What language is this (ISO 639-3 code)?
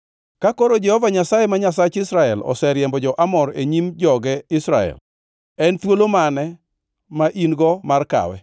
luo